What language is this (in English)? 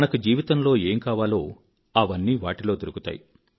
Telugu